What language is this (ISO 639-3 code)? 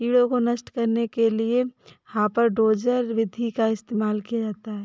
hin